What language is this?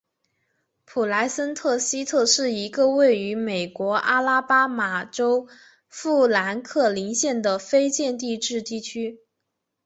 Chinese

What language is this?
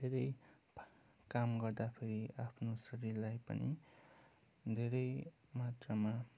Nepali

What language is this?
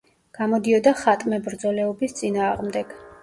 Georgian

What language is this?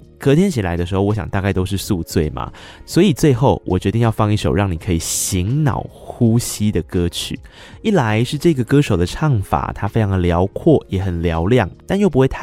Chinese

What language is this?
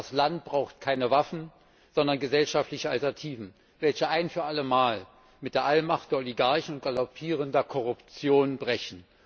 German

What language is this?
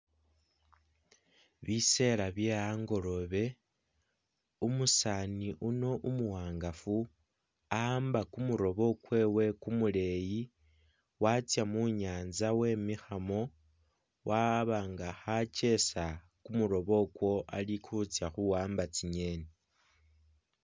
Masaaba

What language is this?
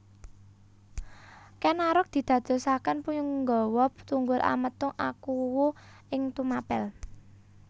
Javanese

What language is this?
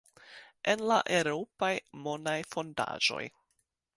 Esperanto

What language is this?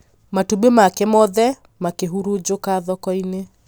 Kikuyu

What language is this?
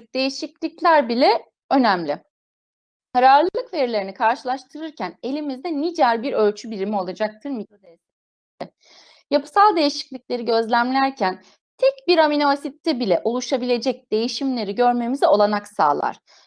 Turkish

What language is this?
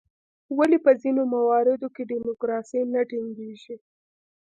Pashto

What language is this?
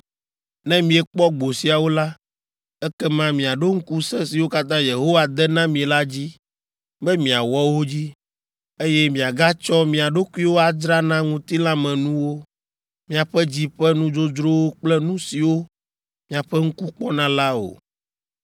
Ewe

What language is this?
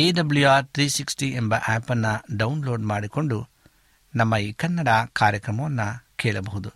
Kannada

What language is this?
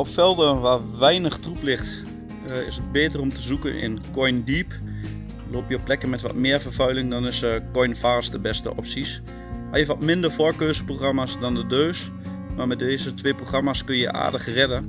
Dutch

